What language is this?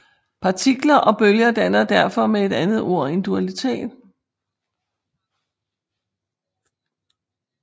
Danish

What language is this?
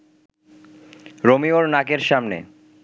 Bangla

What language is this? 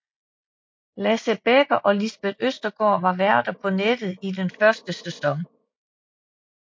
Danish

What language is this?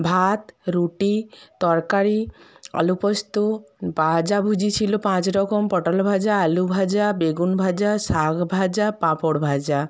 Bangla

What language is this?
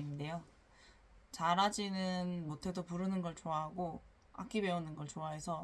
Korean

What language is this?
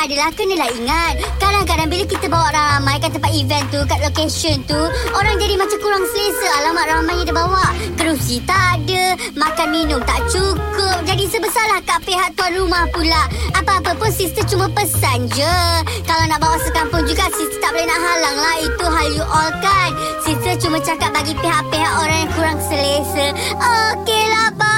Malay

